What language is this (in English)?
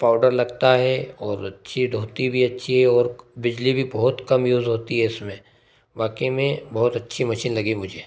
Hindi